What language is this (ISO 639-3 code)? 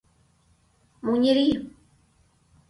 chm